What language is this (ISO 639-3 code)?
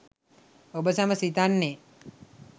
sin